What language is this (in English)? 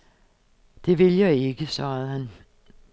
Danish